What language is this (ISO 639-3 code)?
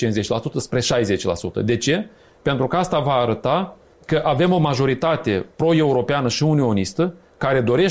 ron